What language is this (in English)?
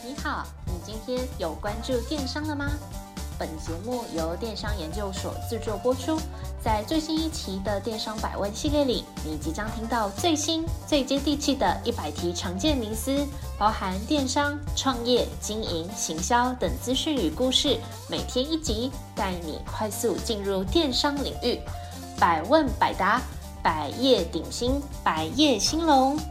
Chinese